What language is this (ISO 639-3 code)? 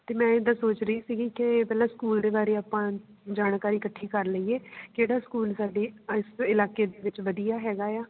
pan